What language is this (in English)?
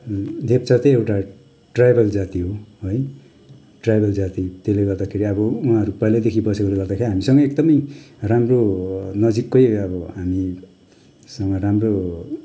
Nepali